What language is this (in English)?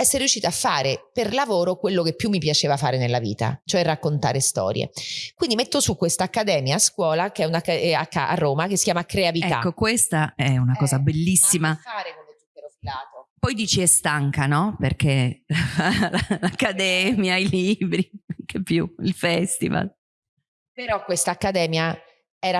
Italian